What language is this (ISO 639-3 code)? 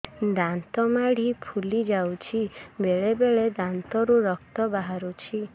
ori